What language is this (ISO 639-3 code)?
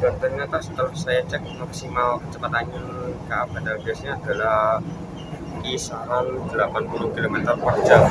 ind